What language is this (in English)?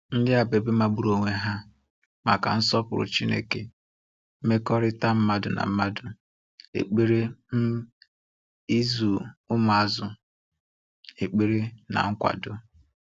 Igbo